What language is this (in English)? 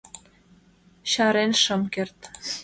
Mari